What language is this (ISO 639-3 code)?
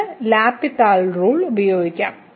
mal